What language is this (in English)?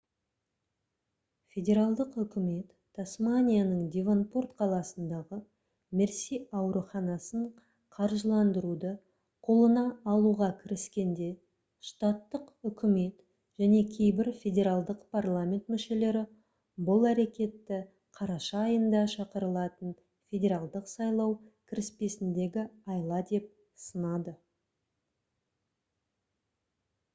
Kazakh